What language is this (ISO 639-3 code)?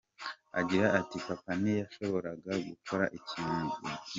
kin